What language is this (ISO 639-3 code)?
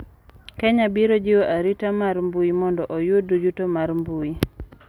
luo